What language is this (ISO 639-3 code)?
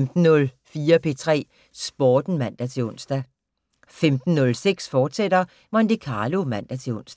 dan